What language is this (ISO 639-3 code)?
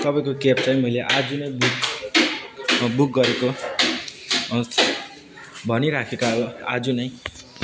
nep